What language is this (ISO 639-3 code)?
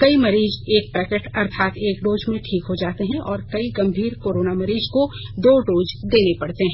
hin